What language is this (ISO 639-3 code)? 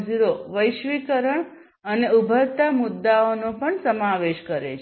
guj